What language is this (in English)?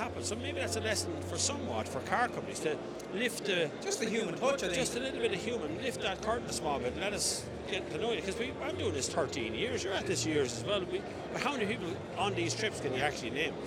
English